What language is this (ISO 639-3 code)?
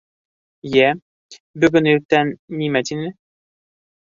bak